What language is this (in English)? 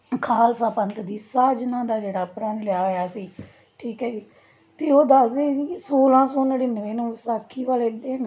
Punjabi